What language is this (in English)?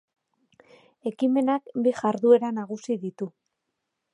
Basque